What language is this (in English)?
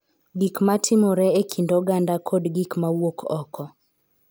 Luo (Kenya and Tanzania)